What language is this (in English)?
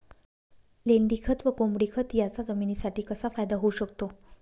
Marathi